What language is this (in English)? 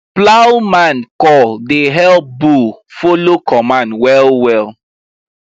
Nigerian Pidgin